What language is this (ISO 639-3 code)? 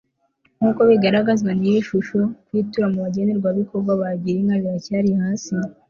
kin